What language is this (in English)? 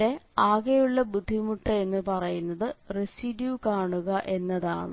Malayalam